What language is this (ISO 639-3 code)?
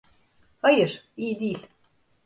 tur